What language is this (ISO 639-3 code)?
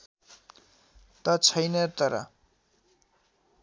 nep